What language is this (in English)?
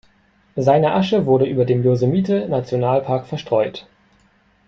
German